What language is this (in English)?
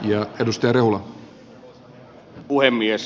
Finnish